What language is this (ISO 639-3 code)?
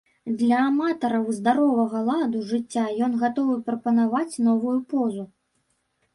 bel